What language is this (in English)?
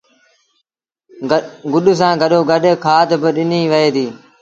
Sindhi Bhil